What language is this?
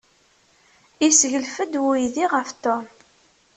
Kabyle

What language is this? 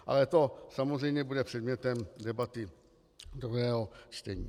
Czech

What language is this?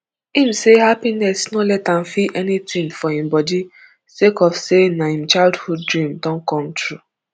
Nigerian Pidgin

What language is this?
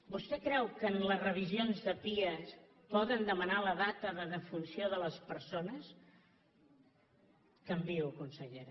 Catalan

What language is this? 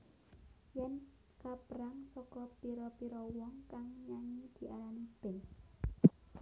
Javanese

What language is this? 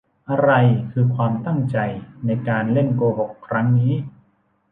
Thai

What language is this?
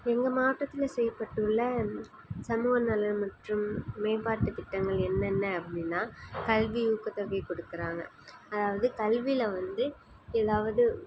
Tamil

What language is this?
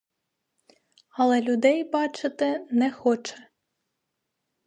Ukrainian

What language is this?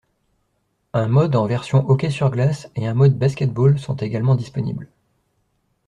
French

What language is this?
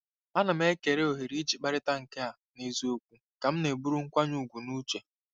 Igbo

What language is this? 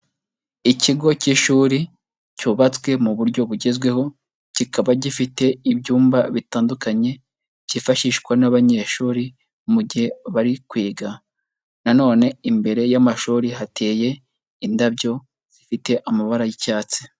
Kinyarwanda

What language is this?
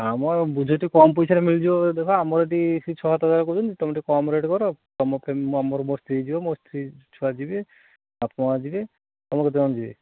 Odia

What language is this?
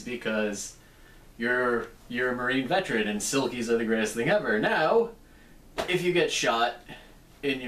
English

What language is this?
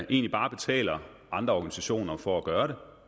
Danish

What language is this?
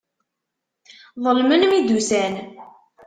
Kabyle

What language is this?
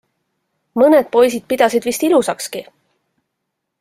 Estonian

